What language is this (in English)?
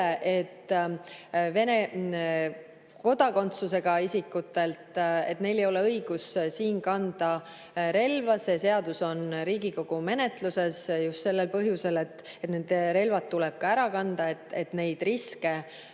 Estonian